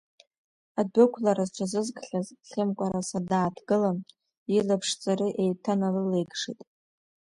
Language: Abkhazian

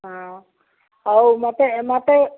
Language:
Odia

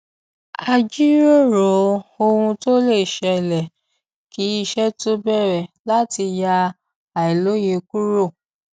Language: Yoruba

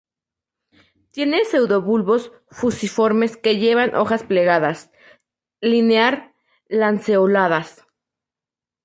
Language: Spanish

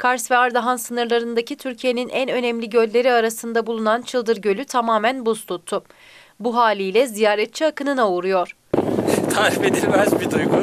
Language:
Turkish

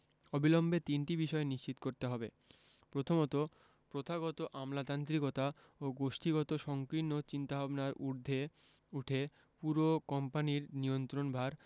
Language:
Bangla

